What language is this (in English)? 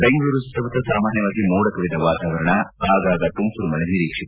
Kannada